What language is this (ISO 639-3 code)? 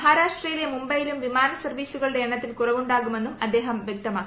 mal